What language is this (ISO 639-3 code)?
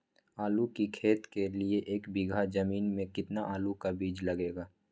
mag